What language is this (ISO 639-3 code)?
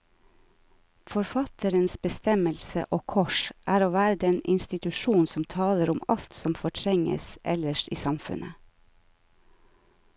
nor